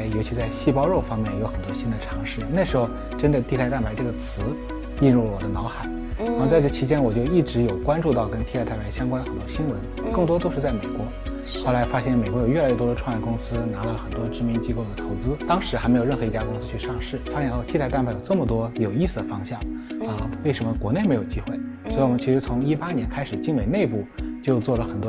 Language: Chinese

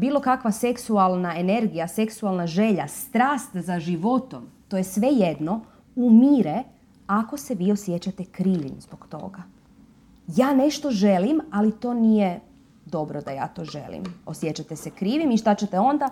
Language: Croatian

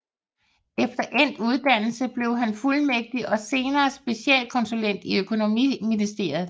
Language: Danish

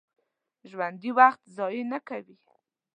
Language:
Pashto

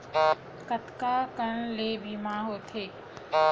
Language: Chhattisgarhi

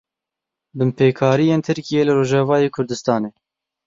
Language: Kurdish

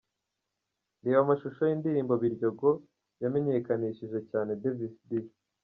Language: Kinyarwanda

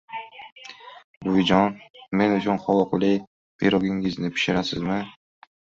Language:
Uzbek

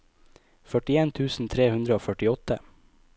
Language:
Norwegian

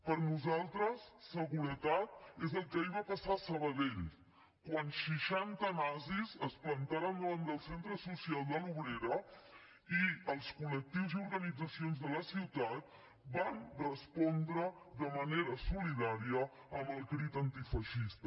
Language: Catalan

